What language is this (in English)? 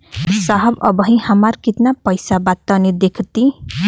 Bhojpuri